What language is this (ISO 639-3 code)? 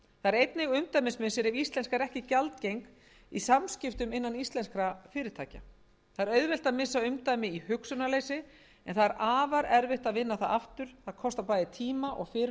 isl